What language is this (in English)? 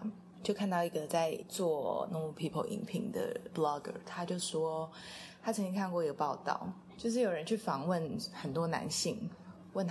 Chinese